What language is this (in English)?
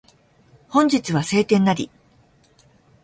Japanese